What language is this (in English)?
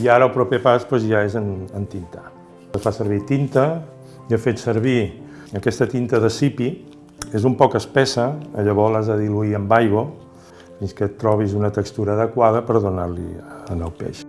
Catalan